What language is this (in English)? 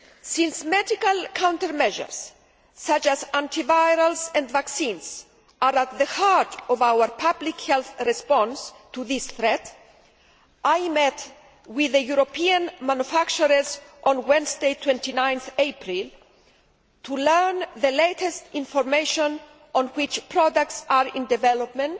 English